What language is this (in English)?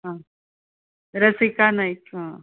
Konkani